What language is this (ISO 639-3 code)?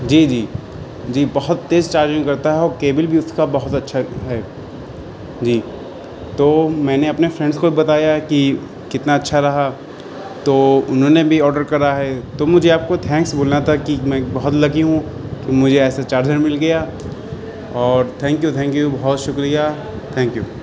urd